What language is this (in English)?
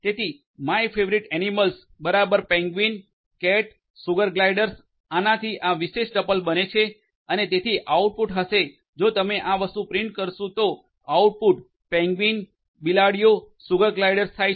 Gujarati